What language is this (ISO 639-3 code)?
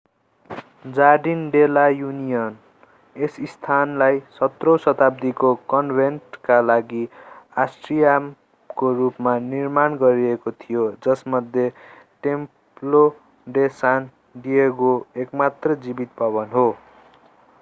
nep